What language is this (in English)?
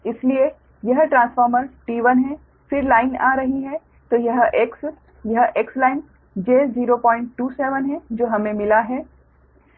Hindi